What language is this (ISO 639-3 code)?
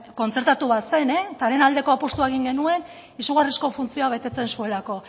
eus